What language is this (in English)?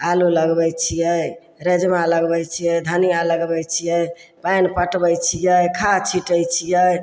Maithili